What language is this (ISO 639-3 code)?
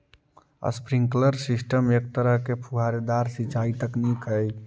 mag